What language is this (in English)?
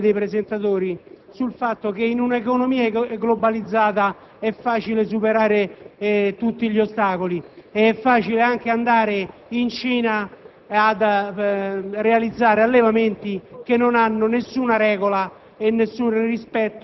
Italian